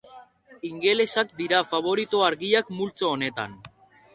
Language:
Basque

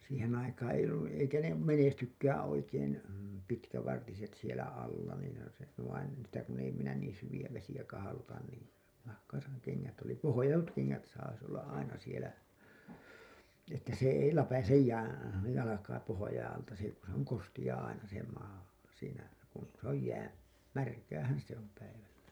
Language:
Finnish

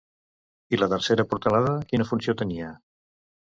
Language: Catalan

